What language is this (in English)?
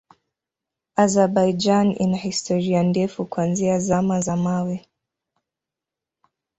Swahili